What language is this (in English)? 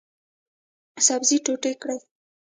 Pashto